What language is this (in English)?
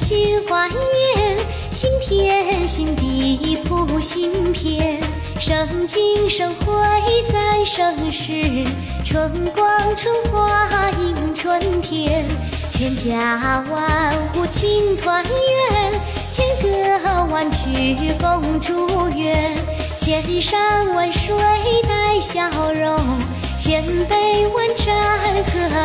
Chinese